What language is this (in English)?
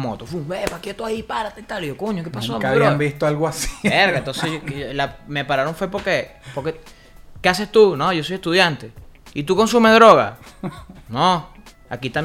Spanish